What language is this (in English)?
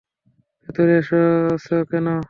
Bangla